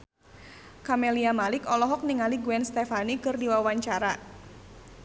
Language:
Sundanese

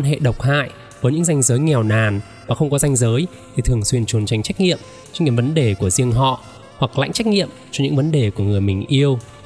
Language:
Vietnamese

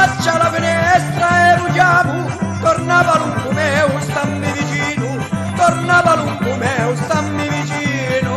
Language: Italian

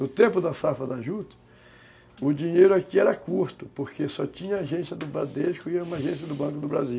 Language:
Portuguese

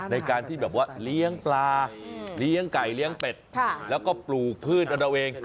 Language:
Thai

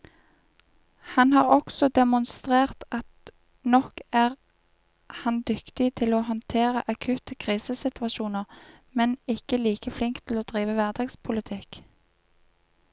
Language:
Norwegian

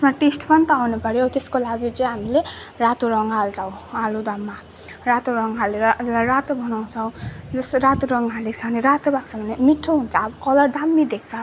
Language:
Nepali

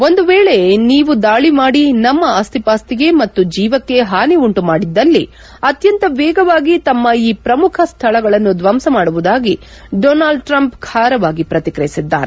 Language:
Kannada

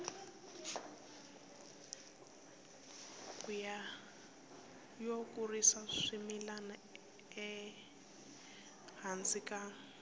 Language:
Tsonga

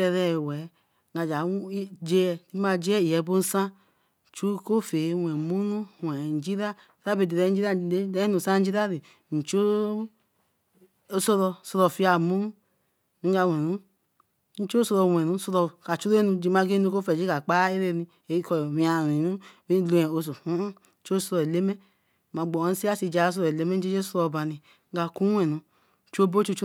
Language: Eleme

